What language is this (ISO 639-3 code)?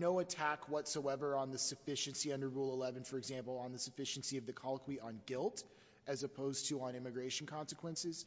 eng